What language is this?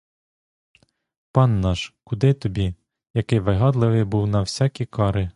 Ukrainian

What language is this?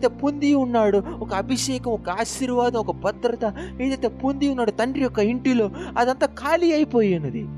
Telugu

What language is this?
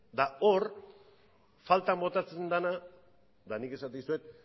Basque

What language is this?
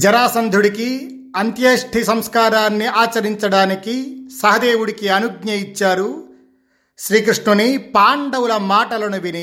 Telugu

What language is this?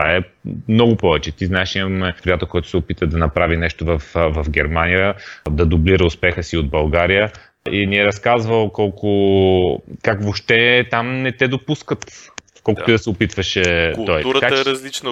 Bulgarian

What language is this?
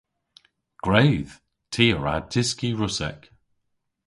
Cornish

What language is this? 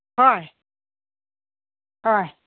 Manipuri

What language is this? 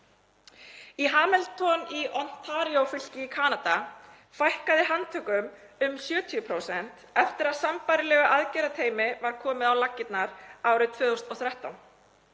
Icelandic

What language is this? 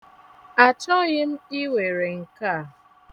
Igbo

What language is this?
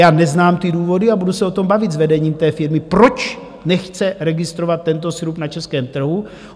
Czech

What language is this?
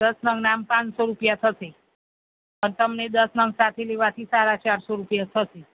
Gujarati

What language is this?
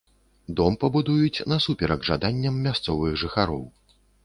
Belarusian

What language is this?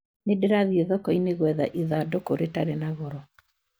Kikuyu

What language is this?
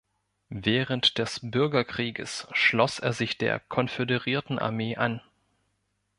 German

